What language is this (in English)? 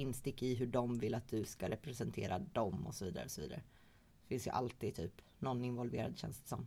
Swedish